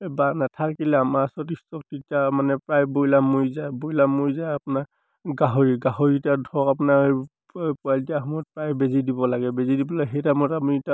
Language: Assamese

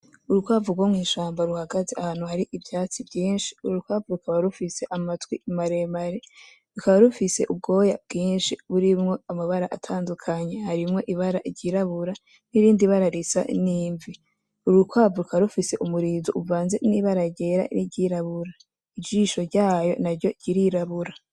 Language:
Rundi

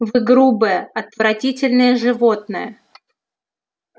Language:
Russian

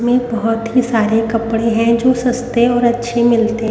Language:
Hindi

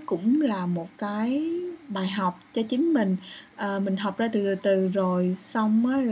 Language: Vietnamese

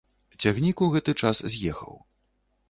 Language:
Belarusian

